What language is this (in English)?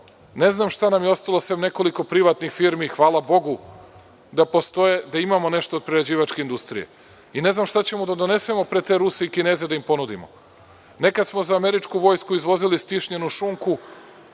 Serbian